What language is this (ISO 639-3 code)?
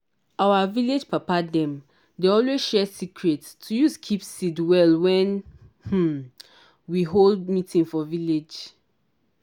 pcm